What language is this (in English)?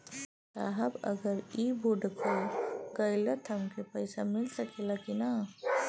Bhojpuri